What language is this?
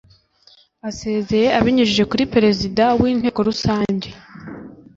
Kinyarwanda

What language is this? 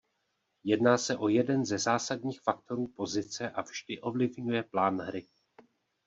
Czech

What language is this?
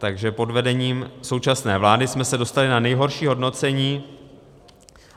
Czech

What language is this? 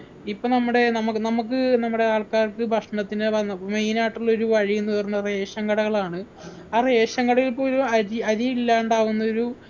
Malayalam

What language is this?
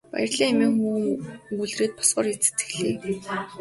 Mongolian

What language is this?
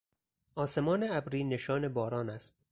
Persian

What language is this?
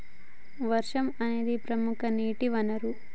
Telugu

